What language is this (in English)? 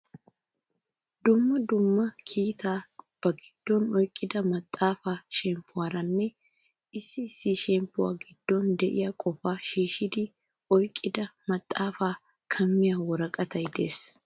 Wolaytta